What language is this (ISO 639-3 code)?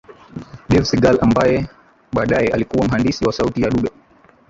swa